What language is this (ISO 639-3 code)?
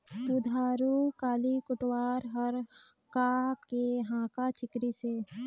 hne